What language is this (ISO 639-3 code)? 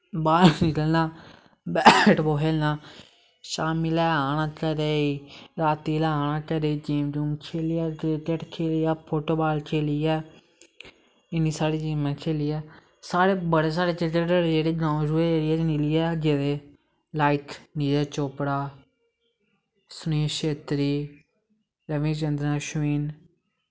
doi